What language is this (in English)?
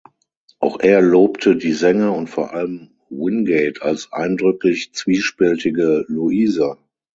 German